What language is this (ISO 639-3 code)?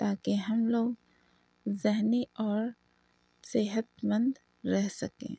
urd